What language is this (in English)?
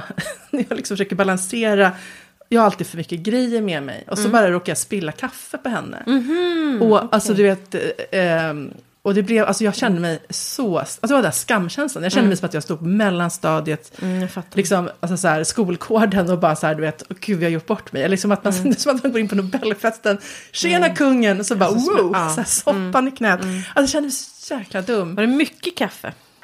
Swedish